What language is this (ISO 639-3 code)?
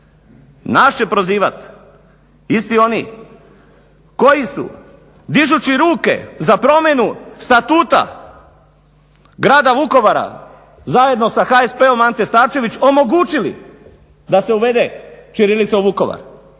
hrv